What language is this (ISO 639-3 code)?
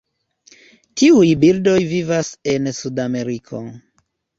epo